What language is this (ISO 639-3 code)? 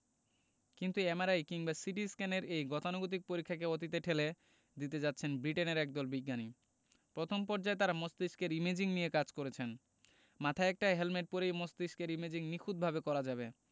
ben